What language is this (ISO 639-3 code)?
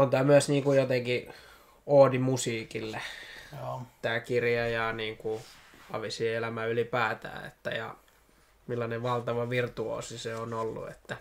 fin